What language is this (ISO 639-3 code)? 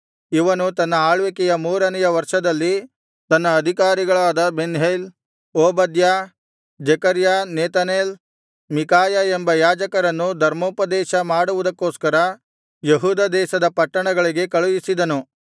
kan